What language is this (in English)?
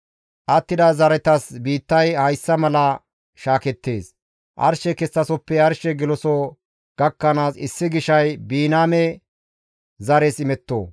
Gamo